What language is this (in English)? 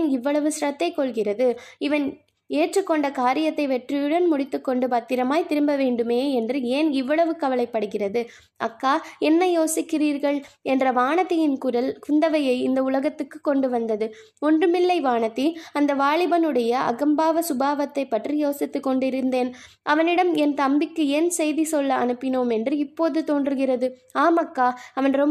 Tamil